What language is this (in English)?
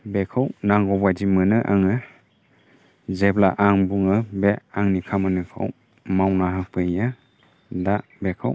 Bodo